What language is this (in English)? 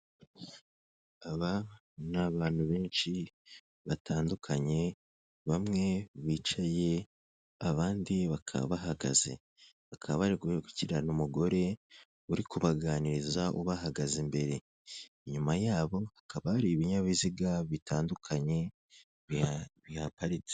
Kinyarwanda